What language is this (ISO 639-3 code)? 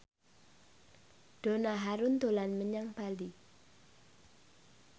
jav